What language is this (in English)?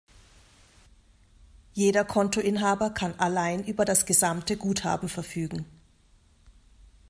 German